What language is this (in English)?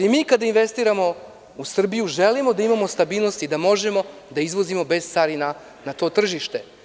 Serbian